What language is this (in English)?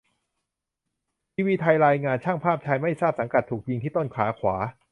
Thai